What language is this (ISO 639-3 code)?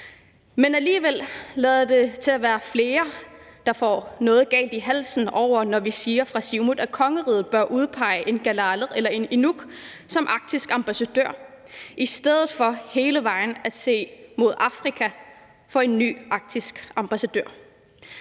dan